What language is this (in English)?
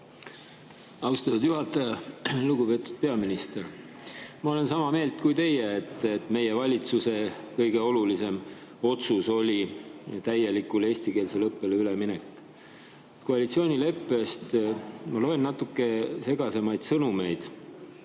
Estonian